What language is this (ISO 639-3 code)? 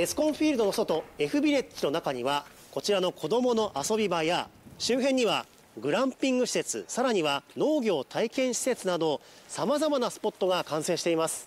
jpn